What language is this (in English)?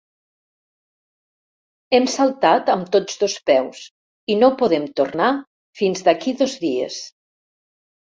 Catalan